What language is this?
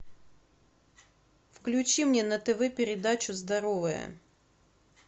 Russian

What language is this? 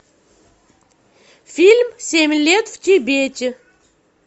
Russian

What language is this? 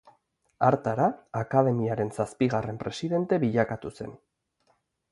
Basque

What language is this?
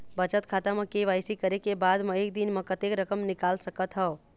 Chhattisgarhi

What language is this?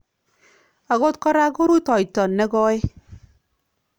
Kalenjin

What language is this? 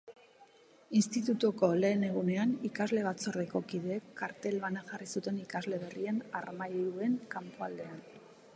Basque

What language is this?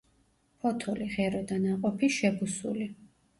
Georgian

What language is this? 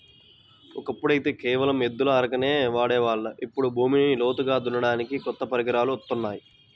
Telugu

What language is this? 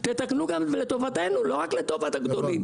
Hebrew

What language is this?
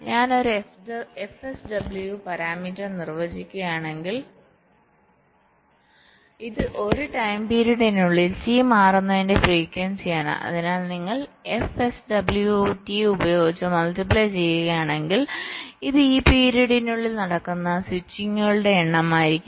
Malayalam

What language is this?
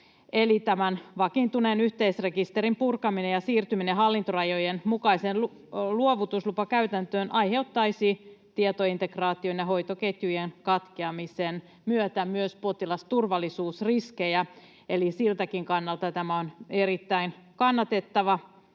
Finnish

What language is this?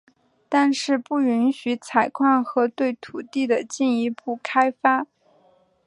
Chinese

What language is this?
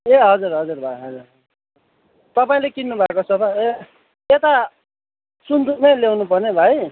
Nepali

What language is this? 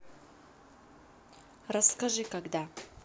Russian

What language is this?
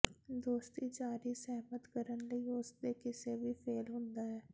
Punjabi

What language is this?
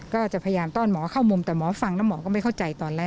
Thai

